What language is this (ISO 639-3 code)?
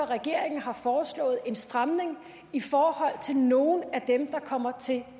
dan